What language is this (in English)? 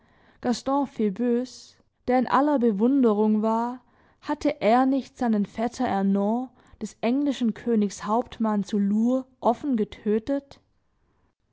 German